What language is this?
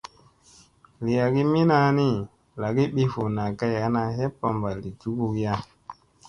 Musey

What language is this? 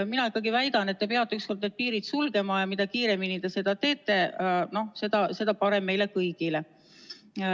Estonian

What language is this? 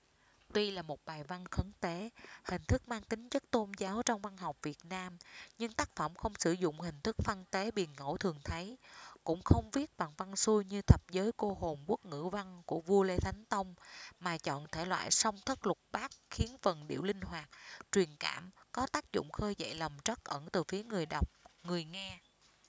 Vietnamese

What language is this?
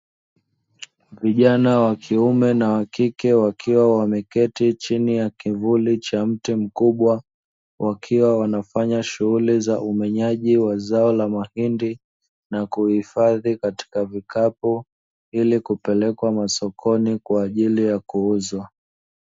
Swahili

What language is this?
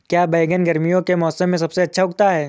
Hindi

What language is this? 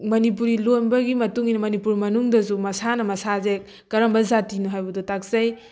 Manipuri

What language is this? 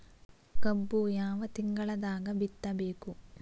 Kannada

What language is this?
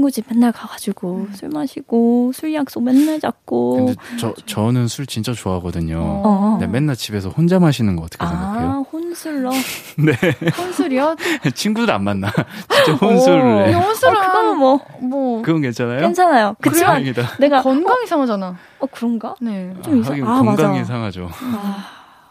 Korean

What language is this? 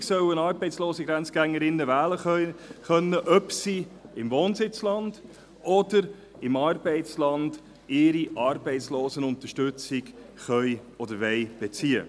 Swiss German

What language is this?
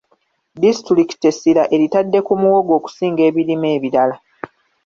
Ganda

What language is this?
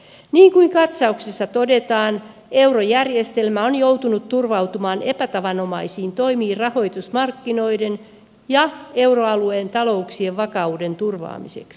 Finnish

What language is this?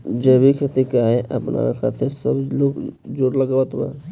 Bhojpuri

